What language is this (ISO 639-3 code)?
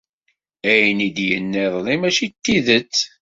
kab